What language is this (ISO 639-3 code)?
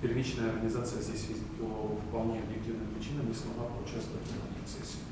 rus